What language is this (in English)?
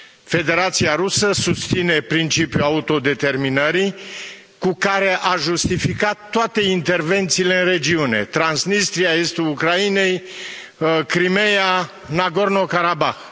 Romanian